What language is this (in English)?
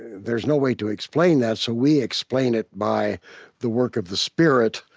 English